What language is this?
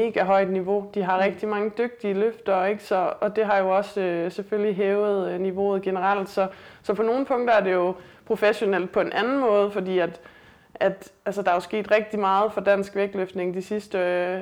Danish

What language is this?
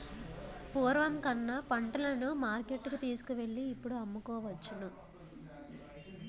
Telugu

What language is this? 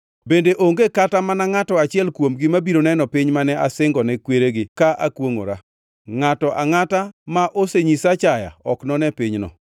Luo (Kenya and Tanzania)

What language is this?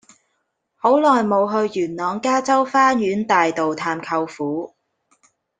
Cantonese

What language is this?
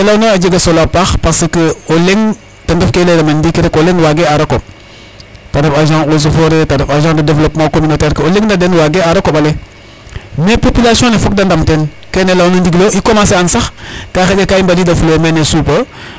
Serer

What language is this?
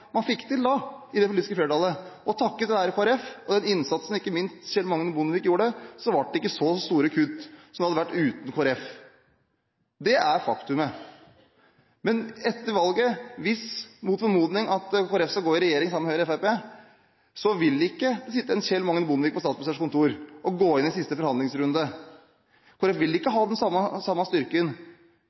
Norwegian Bokmål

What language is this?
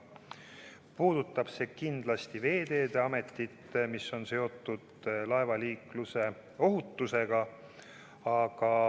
Estonian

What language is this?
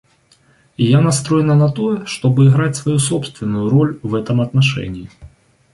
Russian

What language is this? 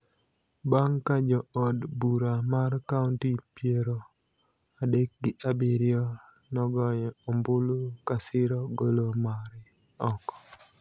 Luo (Kenya and Tanzania)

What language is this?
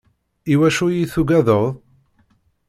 Kabyle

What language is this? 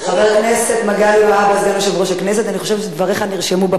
Hebrew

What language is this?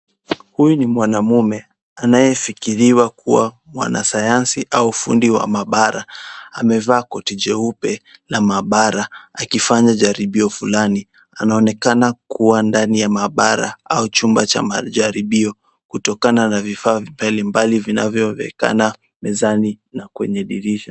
Swahili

